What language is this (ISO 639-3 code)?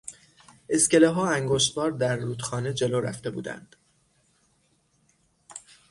fas